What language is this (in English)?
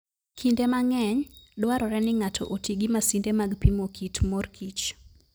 Luo (Kenya and Tanzania)